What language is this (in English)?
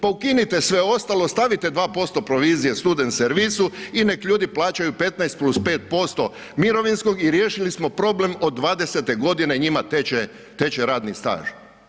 Croatian